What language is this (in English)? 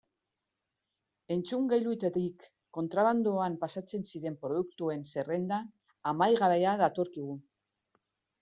Basque